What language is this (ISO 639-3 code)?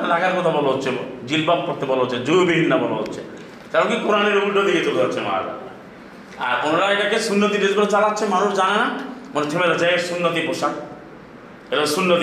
ben